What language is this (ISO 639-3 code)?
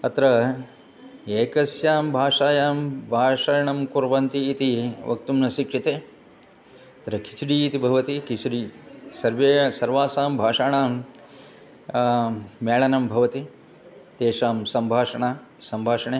san